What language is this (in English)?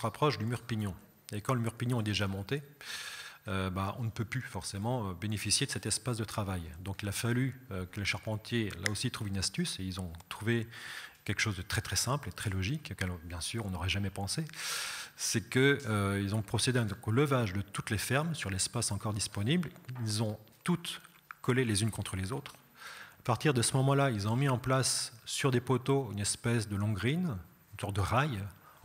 French